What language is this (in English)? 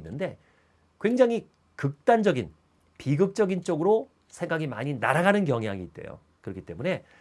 Korean